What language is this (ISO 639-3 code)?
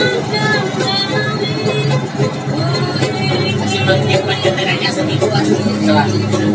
ind